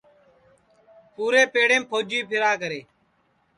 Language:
Sansi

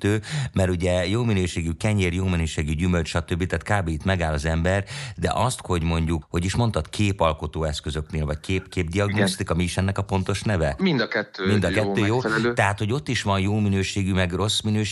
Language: Hungarian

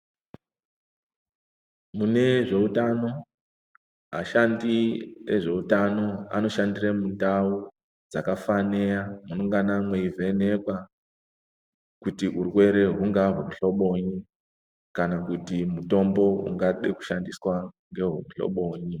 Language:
Ndau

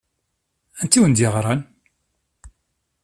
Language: Kabyle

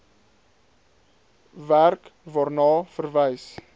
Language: Afrikaans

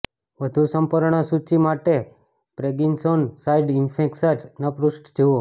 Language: Gujarati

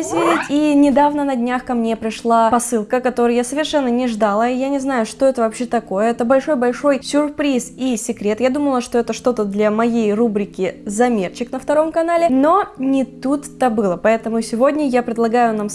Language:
Russian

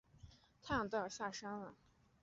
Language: Chinese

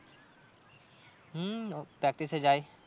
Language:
Bangla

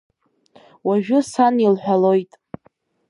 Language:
Abkhazian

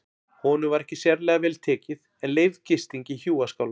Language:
Icelandic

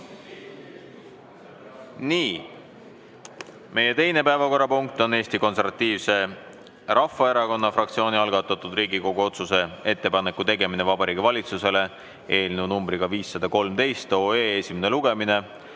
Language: Estonian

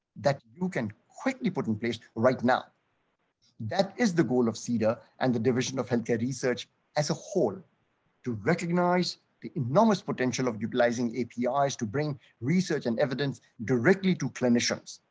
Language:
English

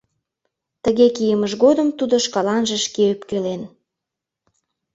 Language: Mari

